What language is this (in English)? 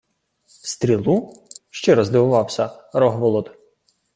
Ukrainian